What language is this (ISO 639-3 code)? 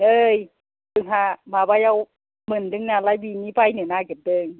brx